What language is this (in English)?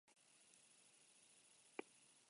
Basque